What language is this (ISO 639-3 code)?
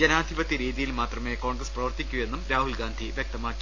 mal